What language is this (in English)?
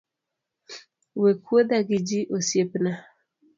Luo (Kenya and Tanzania)